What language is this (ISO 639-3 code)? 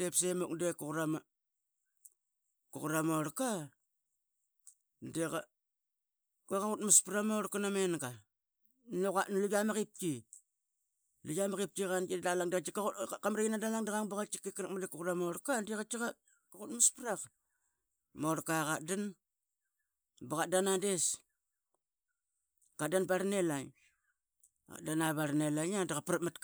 byx